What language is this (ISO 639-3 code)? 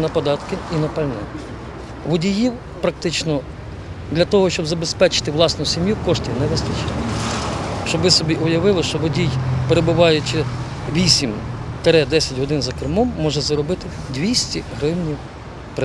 ukr